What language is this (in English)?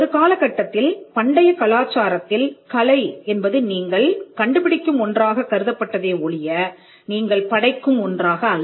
Tamil